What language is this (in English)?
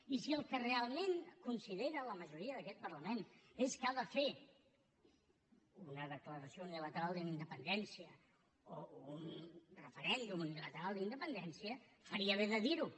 Catalan